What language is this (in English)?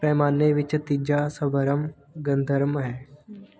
Punjabi